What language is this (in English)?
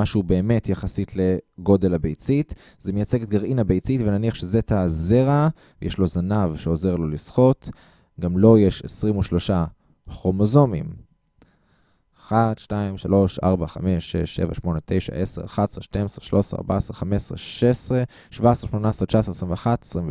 Hebrew